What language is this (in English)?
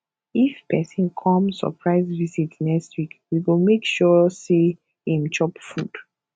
Nigerian Pidgin